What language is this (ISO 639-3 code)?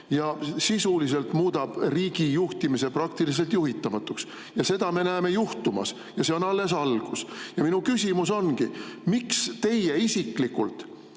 est